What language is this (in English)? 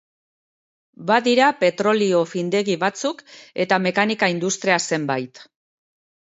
Basque